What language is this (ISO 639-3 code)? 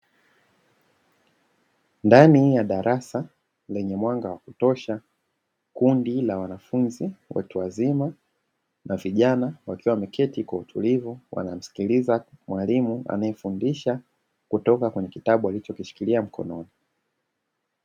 swa